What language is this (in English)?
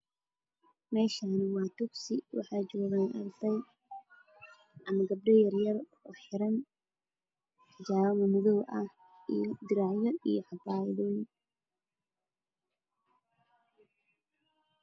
Somali